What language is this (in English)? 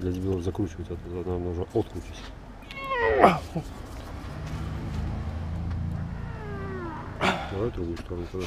Russian